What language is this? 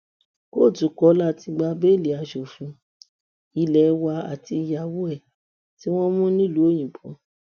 Yoruba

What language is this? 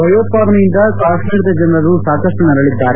Kannada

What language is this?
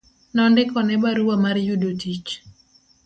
Luo (Kenya and Tanzania)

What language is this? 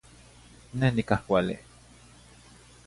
Zacatlán-Ahuacatlán-Tepetzintla Nahuatl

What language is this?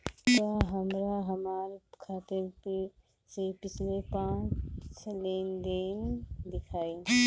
Bhojpuri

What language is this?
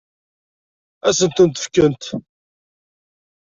Kabyle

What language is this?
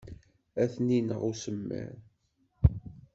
Kabyle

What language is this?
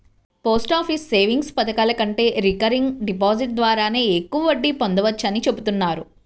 Telugu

